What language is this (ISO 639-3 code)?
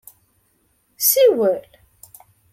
kab